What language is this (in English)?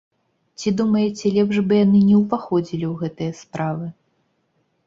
Belarusian